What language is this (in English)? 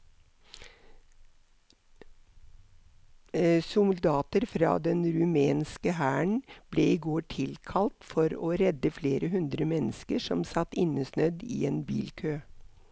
Norwegian